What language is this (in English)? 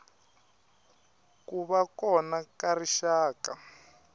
Tsonga